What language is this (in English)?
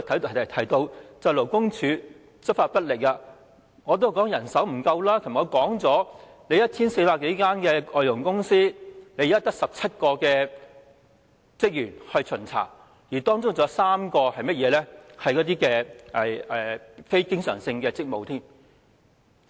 Cantonese